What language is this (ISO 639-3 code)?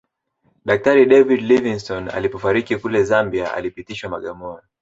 swa